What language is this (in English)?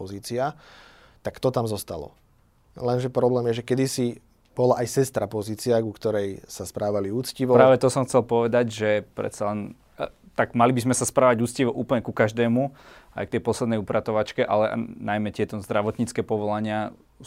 Slovak